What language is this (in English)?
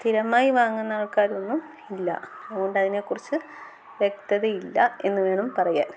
Malayalam